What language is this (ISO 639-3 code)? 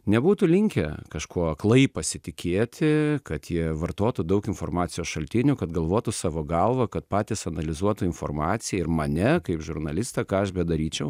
lit